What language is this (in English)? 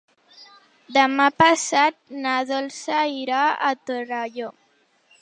Catalan